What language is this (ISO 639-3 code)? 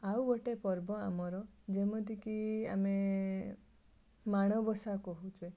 ori